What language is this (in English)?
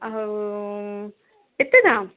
Odia